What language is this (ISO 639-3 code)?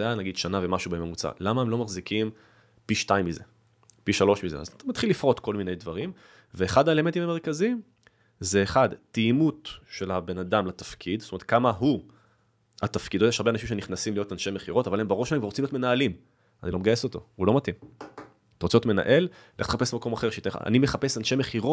heb